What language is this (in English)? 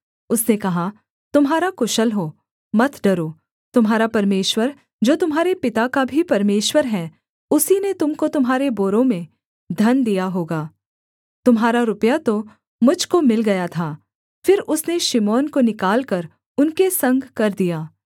Hindi